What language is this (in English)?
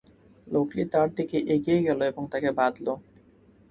Bangla